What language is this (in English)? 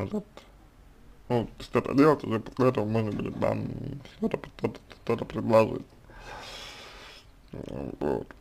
Russian